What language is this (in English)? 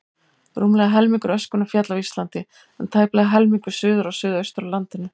Icelandic